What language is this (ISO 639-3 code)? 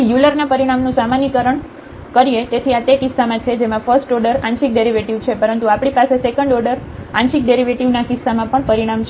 guj